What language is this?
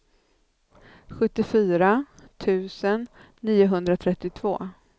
Swedish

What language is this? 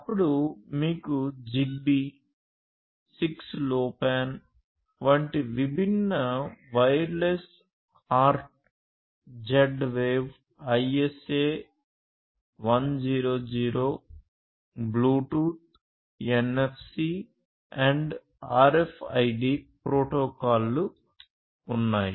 Telugu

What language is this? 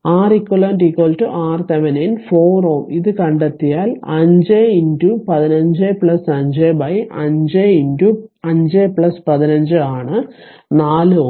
Malayalam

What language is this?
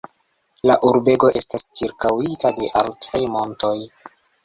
Esperanto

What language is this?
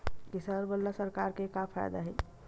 Chhattisgarhi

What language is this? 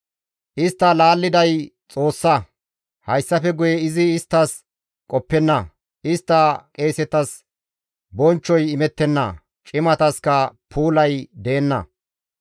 Gamo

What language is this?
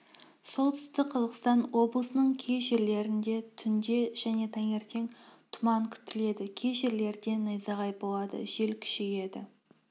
Kazakh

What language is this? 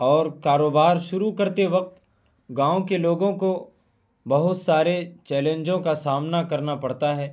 Urdu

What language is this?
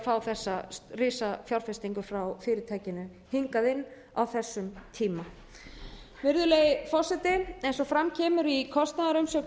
Icelandic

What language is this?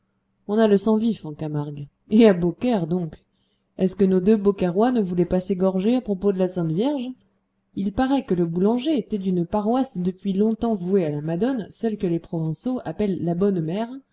French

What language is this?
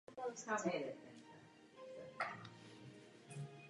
Czech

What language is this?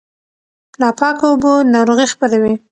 Pashto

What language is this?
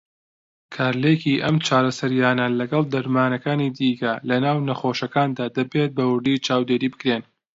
Central Kurdish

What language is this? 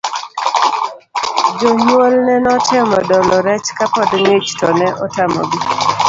Luo (Kenya and Tanzania)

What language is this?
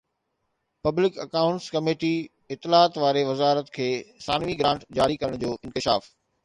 Sindhi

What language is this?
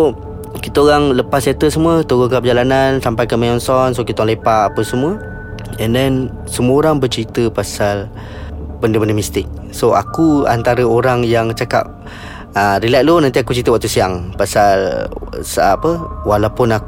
Malay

